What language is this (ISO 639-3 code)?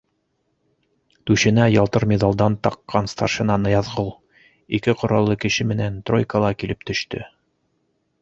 bak